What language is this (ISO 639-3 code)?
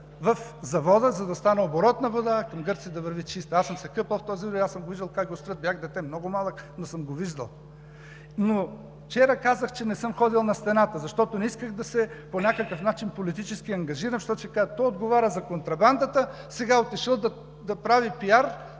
bul